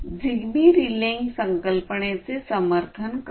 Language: Marathi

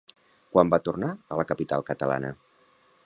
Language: Catalan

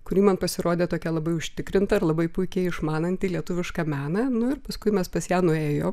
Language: Lithuanian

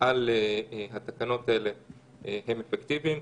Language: Hebrew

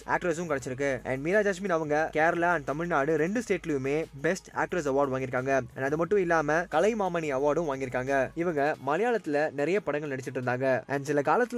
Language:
Tamil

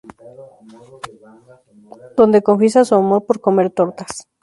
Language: Spanish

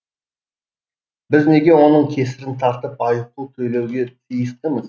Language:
Kazakh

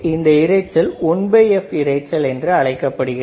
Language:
Tamil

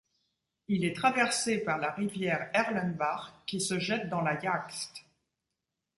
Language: French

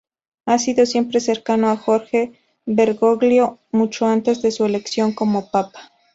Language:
Spanish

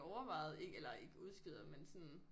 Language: Danish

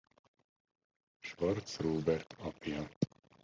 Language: Hungarian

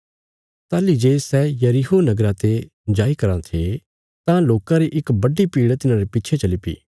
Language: Bilaspuri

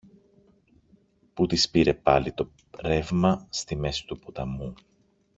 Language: Greek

